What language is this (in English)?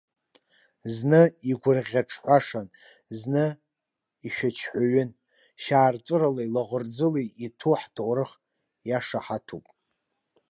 Abkhazian